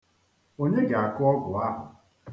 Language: Igbo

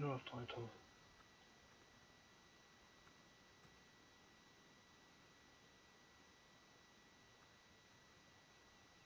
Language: German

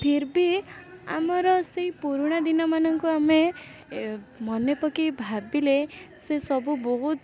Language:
Odia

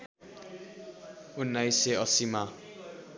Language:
Nepali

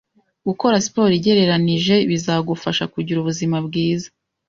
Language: Kinyarwanda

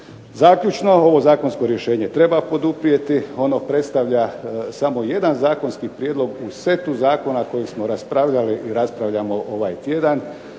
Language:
Croatian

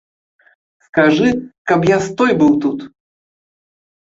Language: Belarusian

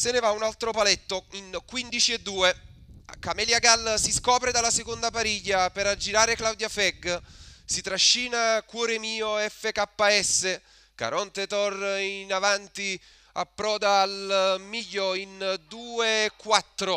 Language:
Italian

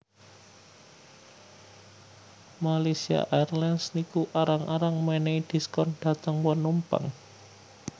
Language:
Javanese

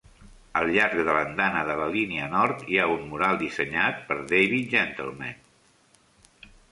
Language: Catalan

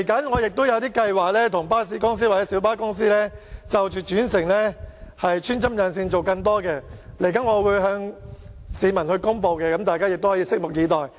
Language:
Cantonese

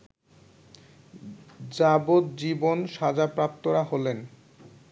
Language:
Bangla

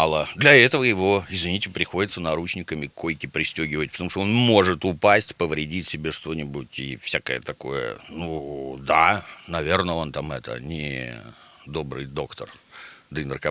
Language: Russian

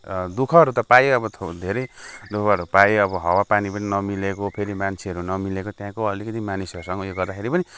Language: Nepali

